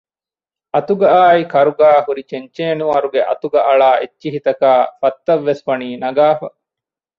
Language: Divehi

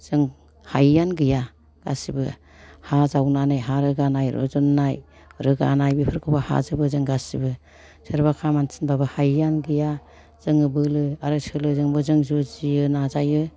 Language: Bodo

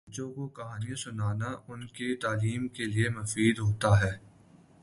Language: Urdu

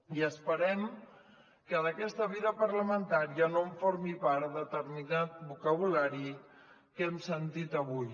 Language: Catalan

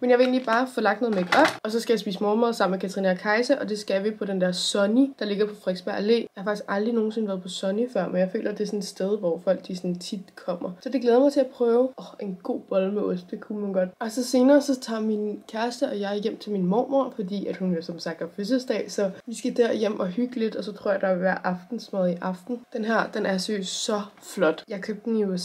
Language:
Danish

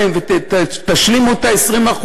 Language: Hebrew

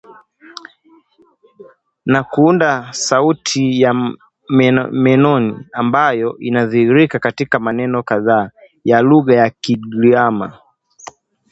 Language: Swahili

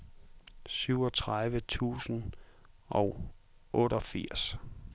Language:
Danish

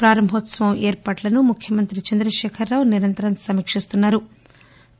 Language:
Telugu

